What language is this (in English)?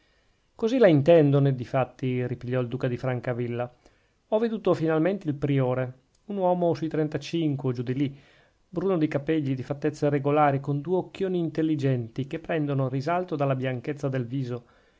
Italian